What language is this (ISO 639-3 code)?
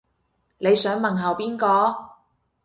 yue